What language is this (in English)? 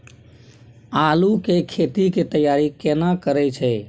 Maithili